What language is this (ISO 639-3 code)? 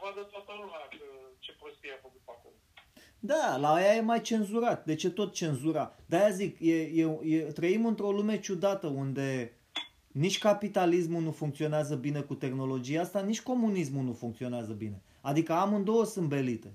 ron